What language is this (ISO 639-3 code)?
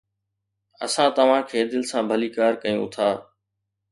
snd